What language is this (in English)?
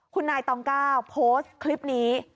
Thai